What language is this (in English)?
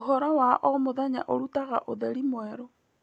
Kikuyu